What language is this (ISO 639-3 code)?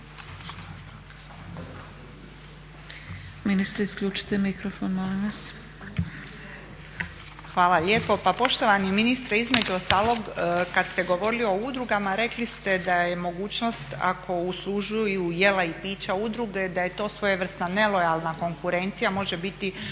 hrv